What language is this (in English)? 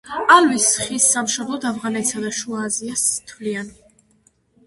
Georgian